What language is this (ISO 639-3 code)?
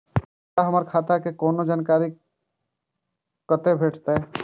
mai